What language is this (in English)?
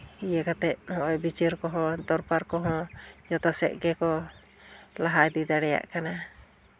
Santali